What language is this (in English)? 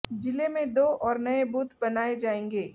Hindi